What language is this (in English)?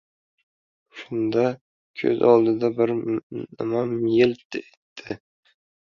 Uzbek